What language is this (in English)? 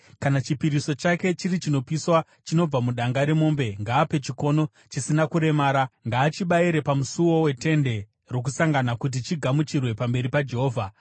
Shona